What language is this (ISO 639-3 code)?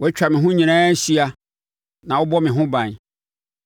aka